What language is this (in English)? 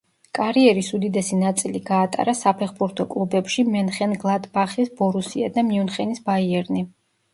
Georgian